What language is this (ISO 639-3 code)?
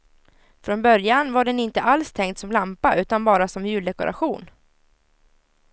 swe